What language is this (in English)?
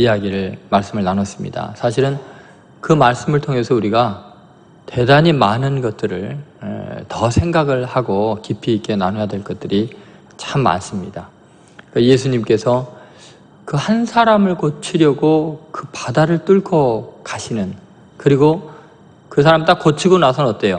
Korean